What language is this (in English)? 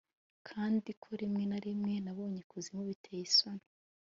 Kinyarwanda